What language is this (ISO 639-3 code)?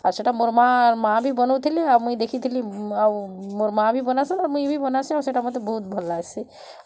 ori